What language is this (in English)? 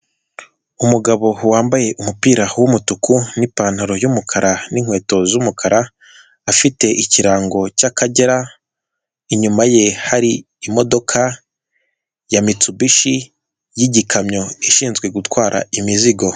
Kinyarwanda